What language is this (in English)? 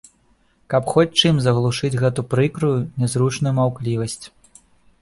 Belarusian